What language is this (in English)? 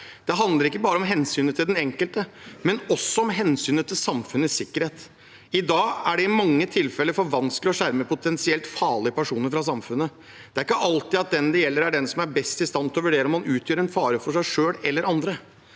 Norwegian